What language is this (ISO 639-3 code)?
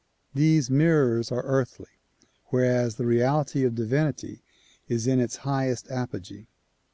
eng